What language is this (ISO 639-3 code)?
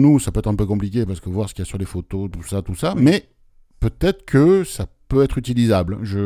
fra